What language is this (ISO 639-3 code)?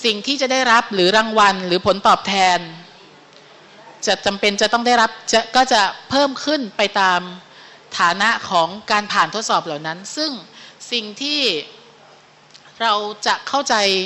tha